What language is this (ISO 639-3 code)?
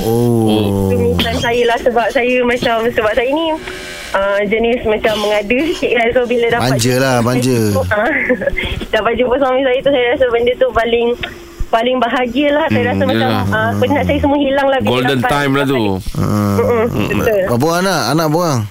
msa